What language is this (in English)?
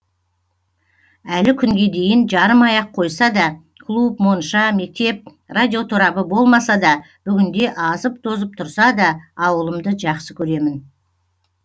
Kazakh